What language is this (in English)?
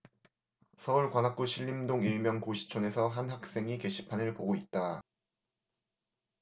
Korean